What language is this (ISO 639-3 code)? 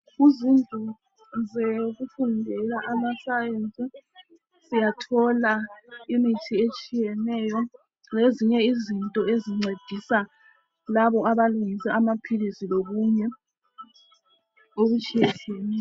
nde